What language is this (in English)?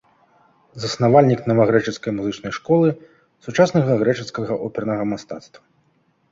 Belarusian